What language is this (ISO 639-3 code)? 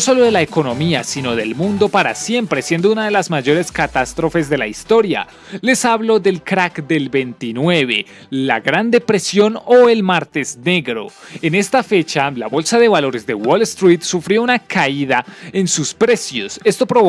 spa